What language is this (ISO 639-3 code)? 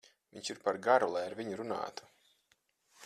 lav